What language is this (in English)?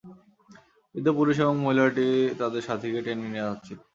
Bangla